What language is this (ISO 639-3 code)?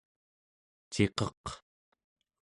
esu